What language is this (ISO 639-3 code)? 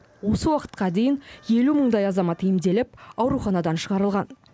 kaz